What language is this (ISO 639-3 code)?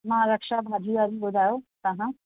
snd